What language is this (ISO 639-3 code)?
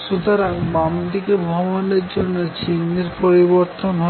ben